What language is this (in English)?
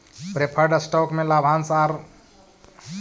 Magahi